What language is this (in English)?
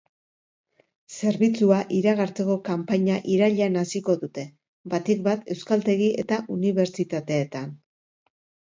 Basque